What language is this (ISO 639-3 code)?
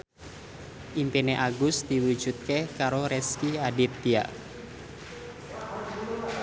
jav